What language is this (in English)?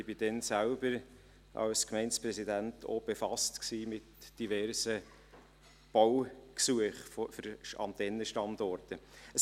Swiss German